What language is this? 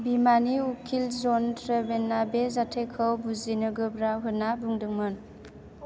Bodo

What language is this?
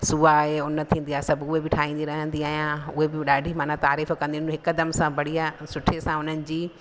Sindhi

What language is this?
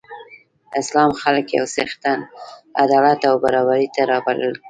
Pashto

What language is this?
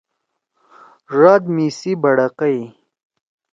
Torwali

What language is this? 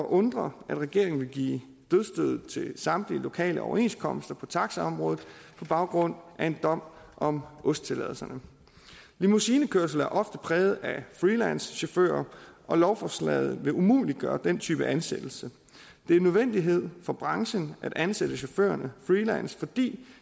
Danish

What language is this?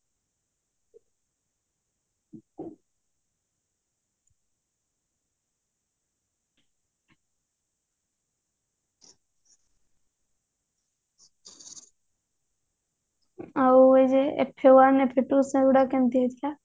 Odia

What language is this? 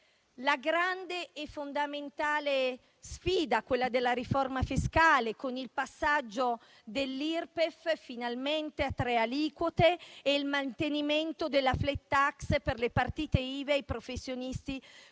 Italian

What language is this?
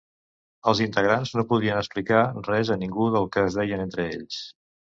Catalan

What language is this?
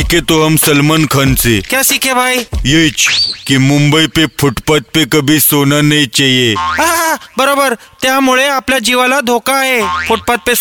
Hindi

